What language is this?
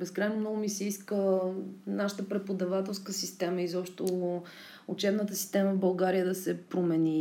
Bulgarian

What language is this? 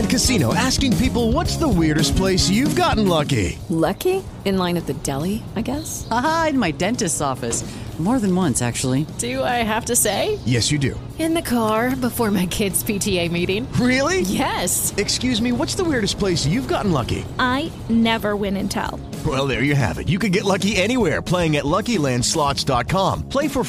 Spanish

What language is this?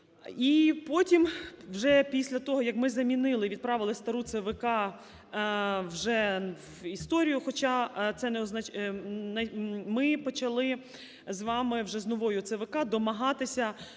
Ukrainian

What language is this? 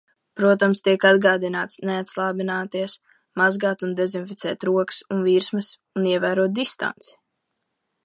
Latvian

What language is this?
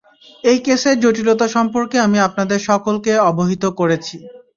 Bangla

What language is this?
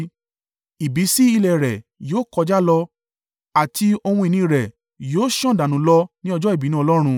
Yoruba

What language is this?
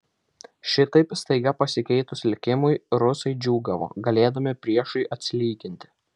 Lithuanian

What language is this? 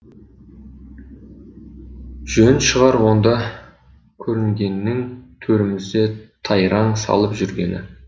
Kazakh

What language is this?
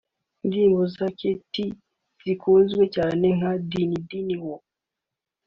Kinyarwanda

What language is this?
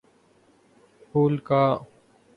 Urdu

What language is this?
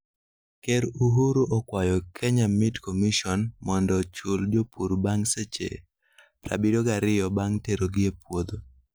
Luo (Kenya and Tanzania)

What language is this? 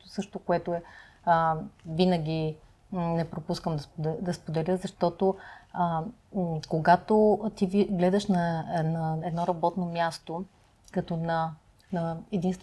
Bulgarian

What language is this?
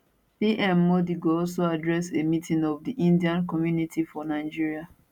Nigerian Pidgin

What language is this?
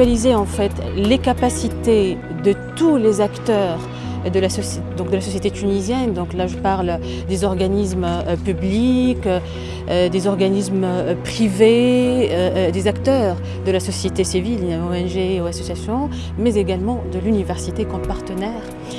French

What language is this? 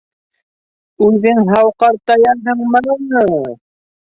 Bashkir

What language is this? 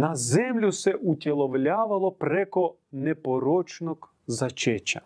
Croatian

